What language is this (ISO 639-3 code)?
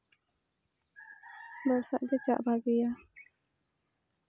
sat